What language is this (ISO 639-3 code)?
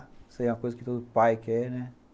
por